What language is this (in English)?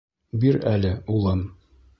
Bashkir